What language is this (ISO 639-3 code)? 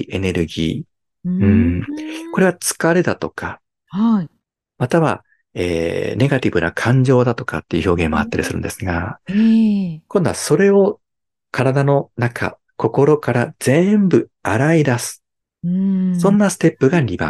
jpn